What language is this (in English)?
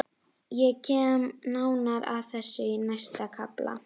Icelandic